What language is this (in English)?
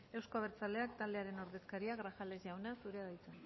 Basque